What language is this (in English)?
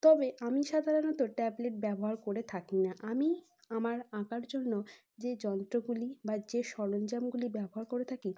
Bangla